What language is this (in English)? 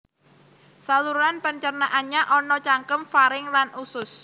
Javanese